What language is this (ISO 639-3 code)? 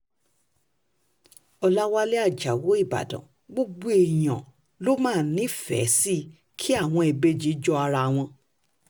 yor